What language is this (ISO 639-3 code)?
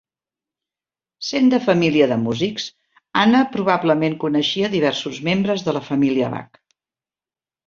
cat